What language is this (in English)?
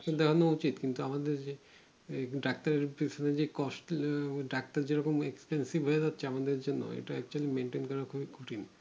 Bangla